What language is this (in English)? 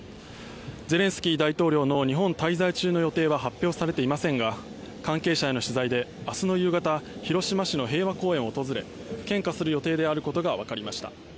Japanese